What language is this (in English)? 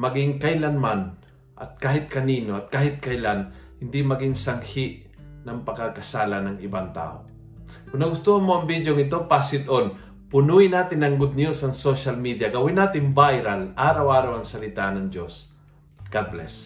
Filipino